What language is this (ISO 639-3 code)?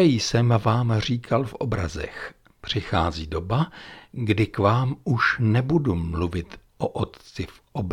ces